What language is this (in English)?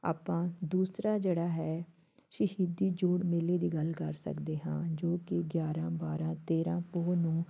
Punjabi